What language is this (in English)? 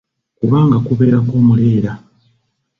Ganda